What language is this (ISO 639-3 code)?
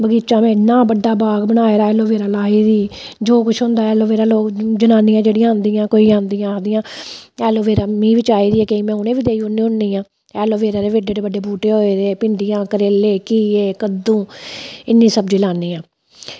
doi